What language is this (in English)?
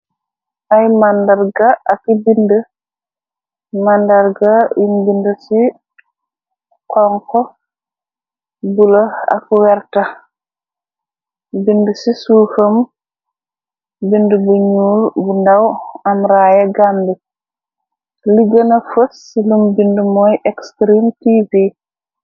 Wolof